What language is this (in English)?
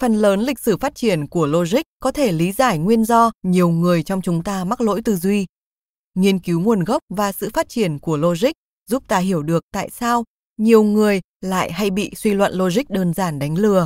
Vietnamese